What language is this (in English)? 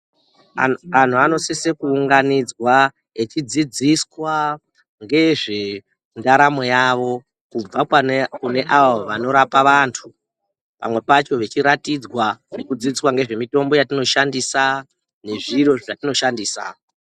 Ndau